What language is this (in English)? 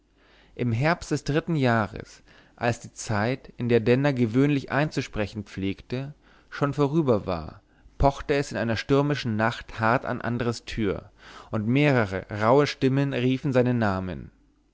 German